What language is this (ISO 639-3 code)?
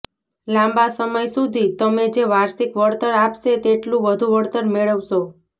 guj